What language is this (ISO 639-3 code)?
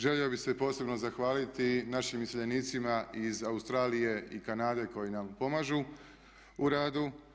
hrv